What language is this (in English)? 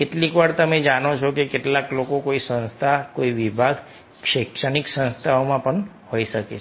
Gujarati